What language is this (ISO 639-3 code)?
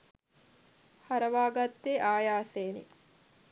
sin